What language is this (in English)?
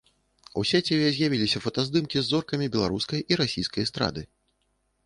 Belarusian